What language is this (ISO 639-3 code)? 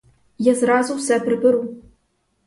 ukr